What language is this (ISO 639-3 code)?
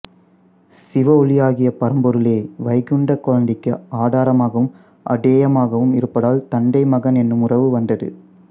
tam